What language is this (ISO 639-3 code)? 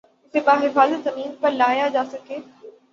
urd